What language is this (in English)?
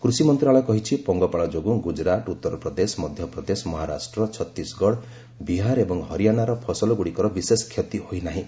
Odia